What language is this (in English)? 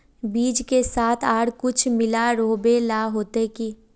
Magahi